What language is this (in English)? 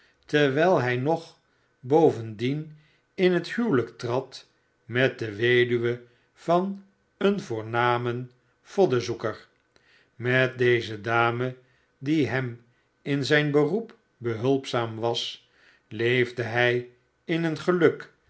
Dutch